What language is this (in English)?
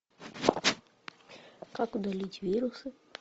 Russian